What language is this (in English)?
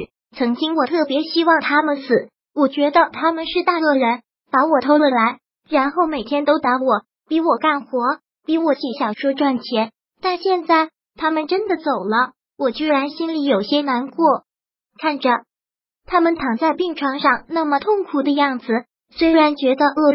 Chinese